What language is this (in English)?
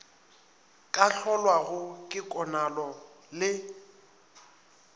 Northern Sotho